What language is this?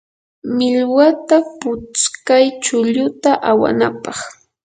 Yanahuanca Pasco Quechua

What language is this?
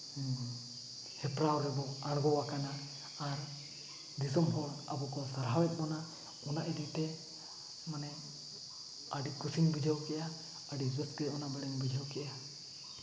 Santali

